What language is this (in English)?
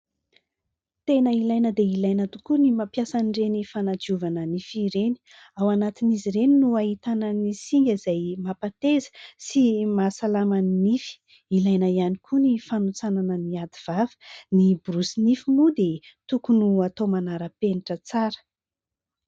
Malagasy